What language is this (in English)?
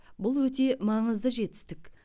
Kazakh